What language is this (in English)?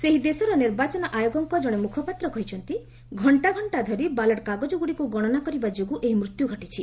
Odia